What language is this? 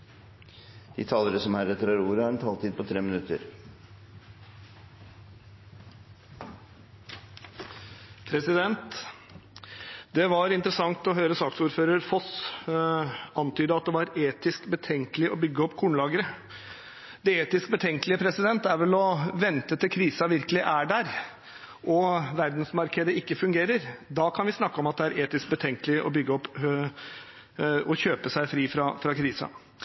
Norwegian Bokmål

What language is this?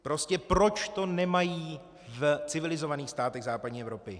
Czech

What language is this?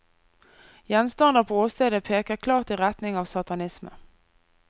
Norwegian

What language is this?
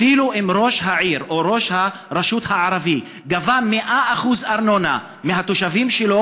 Hebrew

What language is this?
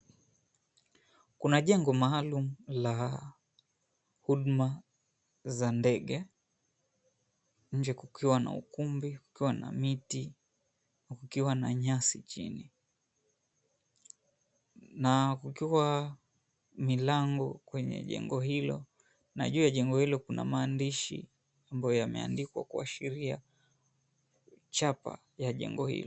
Swahili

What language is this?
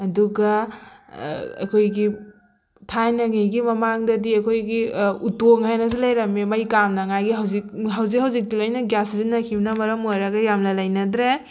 Manipuri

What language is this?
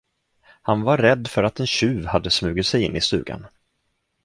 Swedish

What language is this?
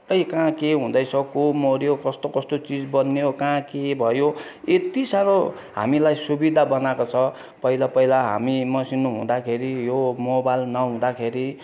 Nepali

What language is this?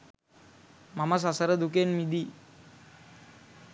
Sinhala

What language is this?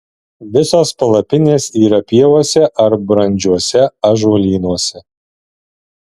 Lithuanian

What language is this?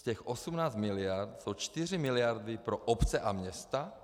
Czech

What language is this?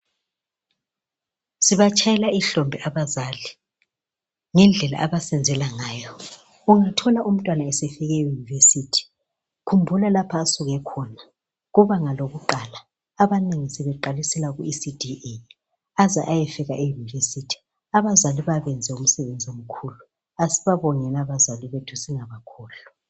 North Ndebele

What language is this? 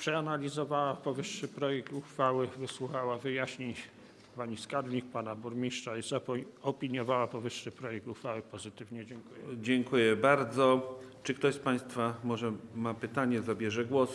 Polish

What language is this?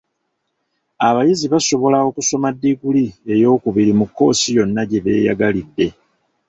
Ganda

